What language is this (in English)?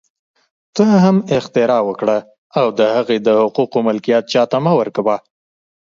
Pashto